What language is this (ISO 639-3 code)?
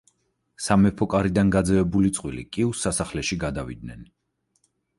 kat